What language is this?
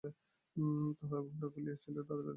Bangla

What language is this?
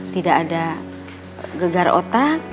Indonesian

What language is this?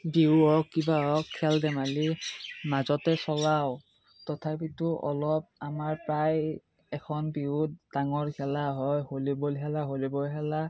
Assamese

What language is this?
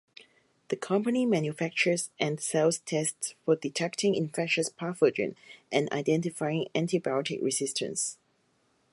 English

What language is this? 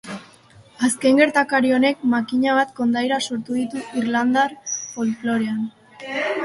Basque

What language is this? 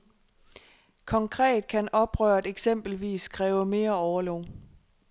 Danish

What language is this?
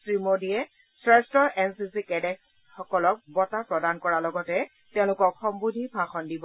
Assamese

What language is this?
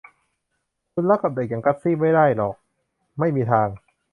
Thai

